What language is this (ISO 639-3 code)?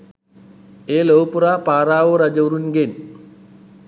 sin